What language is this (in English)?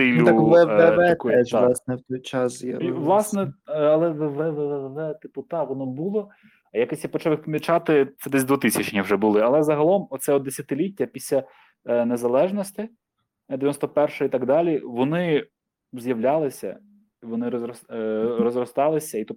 Ukrainian